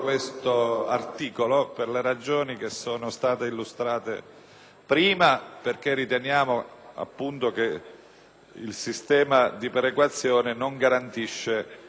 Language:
Italian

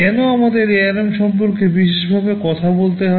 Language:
Bangla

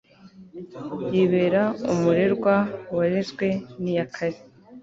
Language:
Kinyarwanda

